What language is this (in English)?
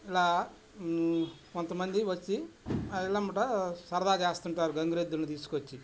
Telugu